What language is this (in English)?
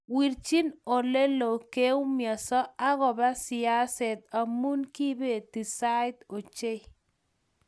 Kalenjin